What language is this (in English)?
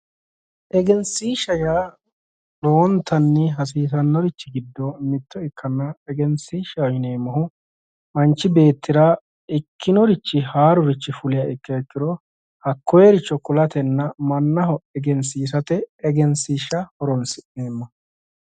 Sidamo